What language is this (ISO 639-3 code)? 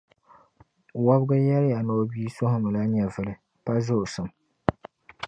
dag